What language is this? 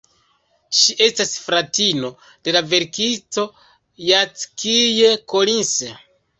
Esperanto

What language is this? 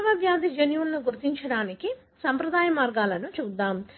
Telugu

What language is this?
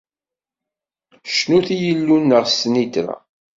Kabyle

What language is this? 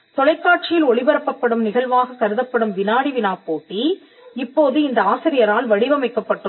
Tamil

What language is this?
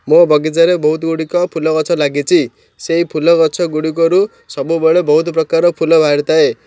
Odia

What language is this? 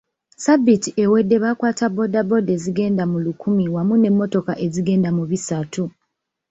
Ganda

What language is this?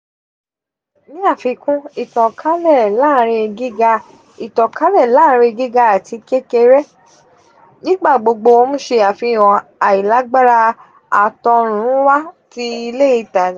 Yoruba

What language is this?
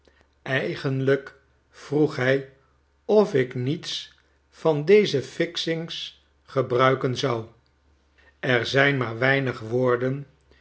Dutch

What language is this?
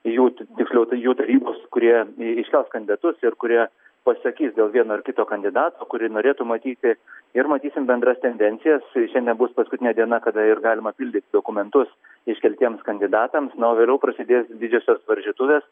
Lithuanian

